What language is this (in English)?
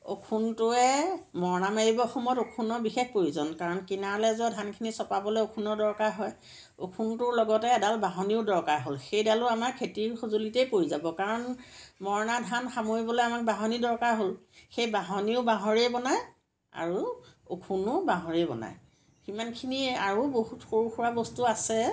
Assamese